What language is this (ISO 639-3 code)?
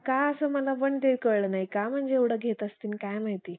mar